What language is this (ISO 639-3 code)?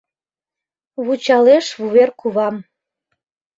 chm